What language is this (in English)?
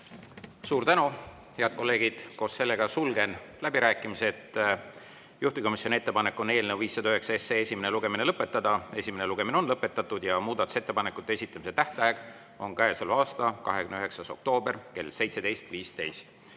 Estonian